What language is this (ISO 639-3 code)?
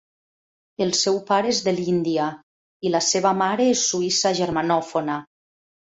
cat